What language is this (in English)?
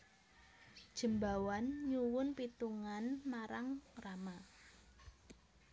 Javanese